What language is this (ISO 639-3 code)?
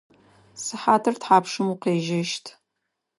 ady